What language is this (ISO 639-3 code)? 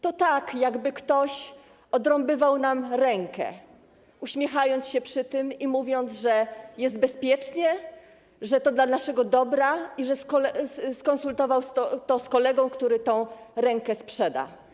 pol